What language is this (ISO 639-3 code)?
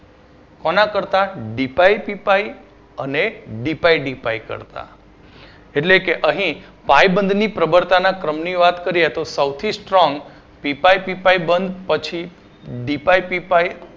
guj